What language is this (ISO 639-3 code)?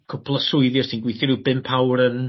cym